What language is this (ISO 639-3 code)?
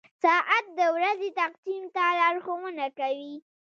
pus